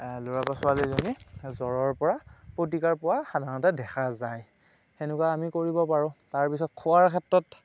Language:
Assamese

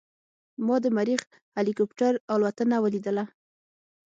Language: Pashto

